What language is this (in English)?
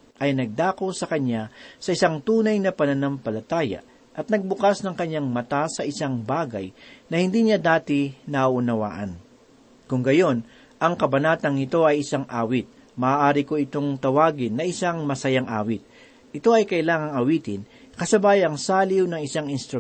Filipino